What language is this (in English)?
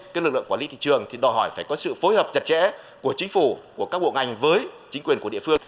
Vietnamese